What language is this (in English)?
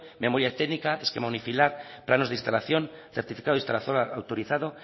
Spanish